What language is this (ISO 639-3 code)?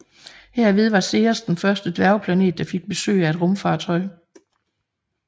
dan